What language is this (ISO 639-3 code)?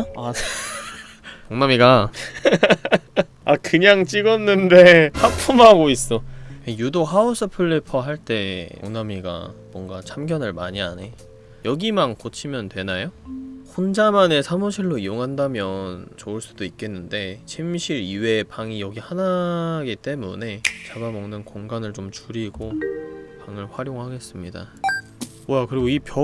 kor